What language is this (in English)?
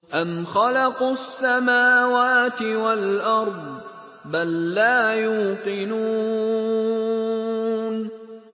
Arabic